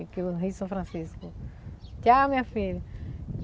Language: Portuguese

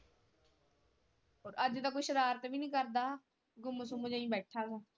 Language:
Punjabi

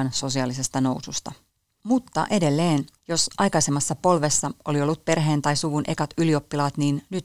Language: Finnish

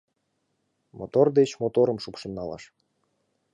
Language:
Mari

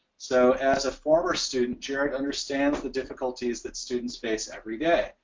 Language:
English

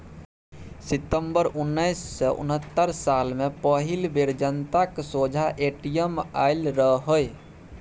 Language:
Maithili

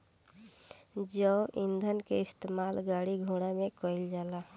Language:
Bhojpuri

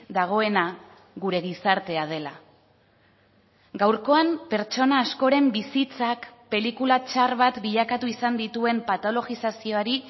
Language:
Basque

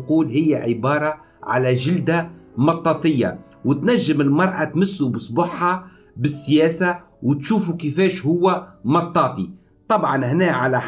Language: Arabic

